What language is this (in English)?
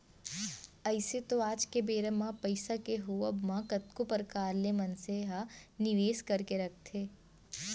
Chhattisgarhi